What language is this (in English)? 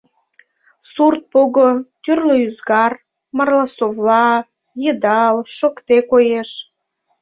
Mari